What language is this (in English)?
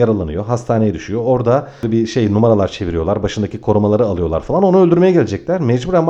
Turkish